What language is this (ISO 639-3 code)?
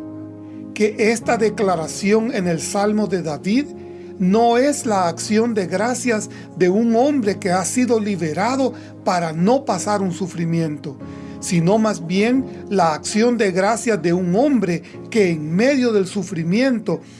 spa